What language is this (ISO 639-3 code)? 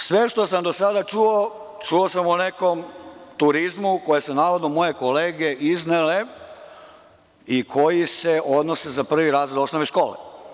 srp